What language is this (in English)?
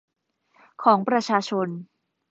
Thai